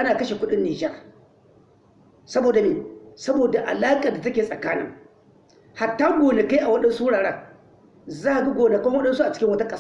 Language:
Hausa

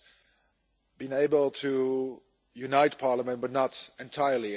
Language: English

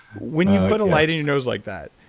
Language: English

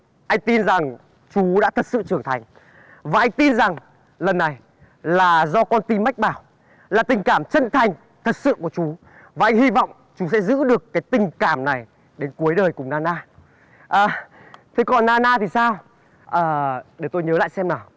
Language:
Vietnamese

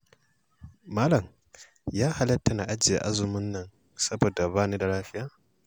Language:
Hausa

